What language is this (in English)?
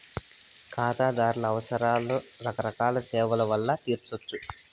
Telugu